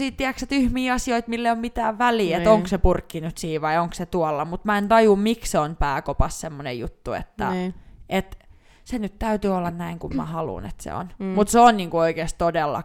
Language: Finnish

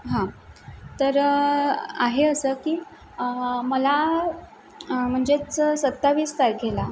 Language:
Marathi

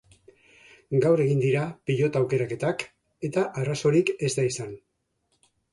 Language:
Basque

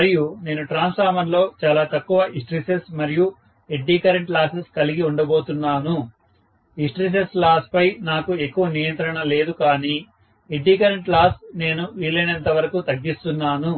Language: Telugu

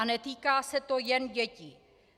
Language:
Czech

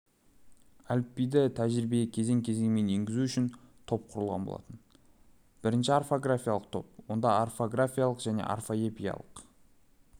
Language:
Kazakh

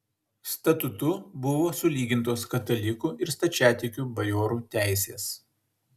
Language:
Lithuanian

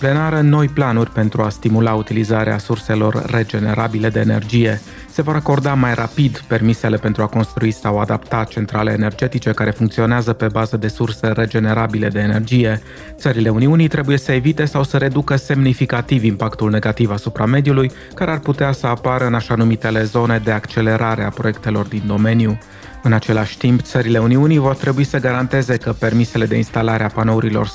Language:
Romanian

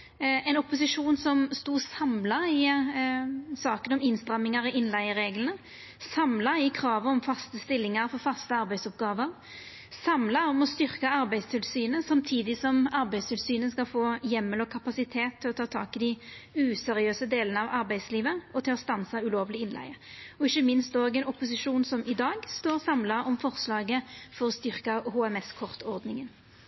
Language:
Norwegian Nynorsk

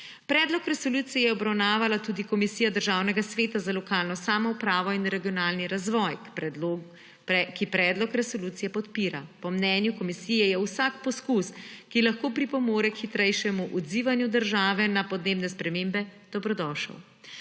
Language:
Slovenian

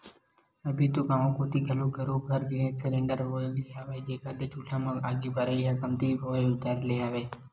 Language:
Chhattisgarhi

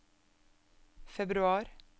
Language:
Norwegian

